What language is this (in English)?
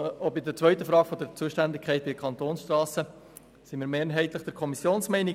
Swiss German